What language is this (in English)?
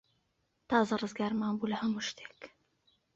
Central Kurdish